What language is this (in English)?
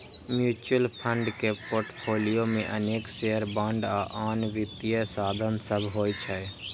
Maithili